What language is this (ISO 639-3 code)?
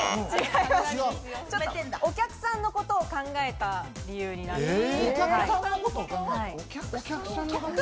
jpn